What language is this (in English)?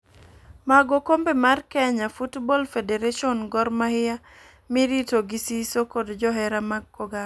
Luo (Kenya and Tanzania)